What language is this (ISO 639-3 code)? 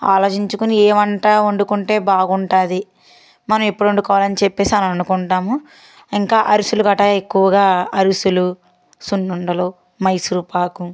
tel